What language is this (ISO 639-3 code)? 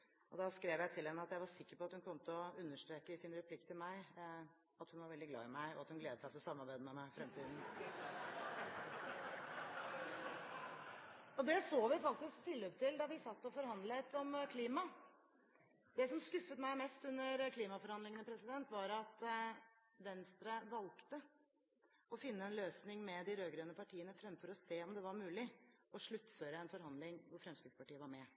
nob